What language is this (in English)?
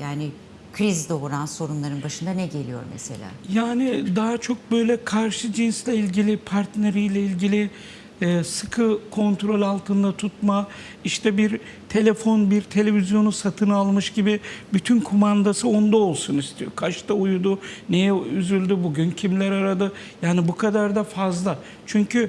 Turkish